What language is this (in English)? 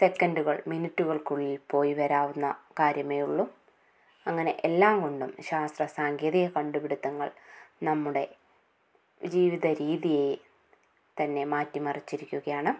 Malayalam